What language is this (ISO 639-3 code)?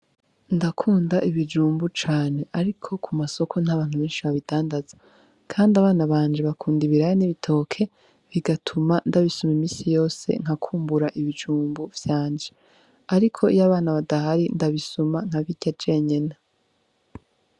run